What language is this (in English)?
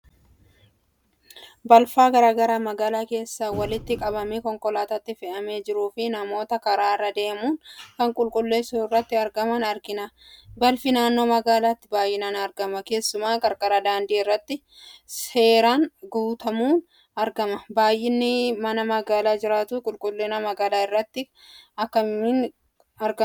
Oromo